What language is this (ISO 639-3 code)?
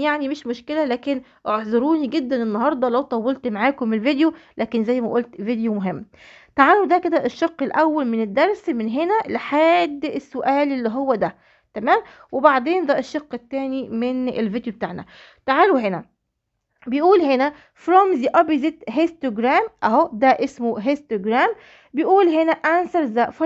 ara